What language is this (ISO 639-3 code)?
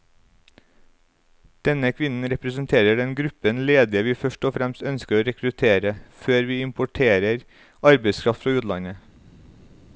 nor